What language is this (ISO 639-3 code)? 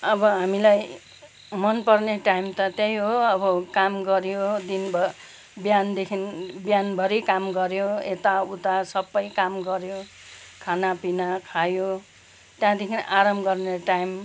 nep